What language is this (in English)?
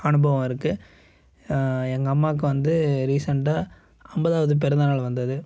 Tamil